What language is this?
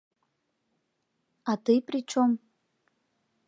Mari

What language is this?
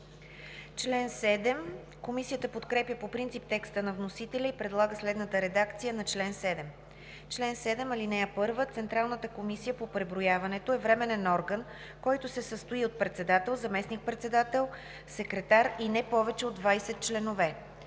Bulgarian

